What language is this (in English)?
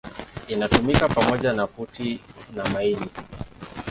Swahili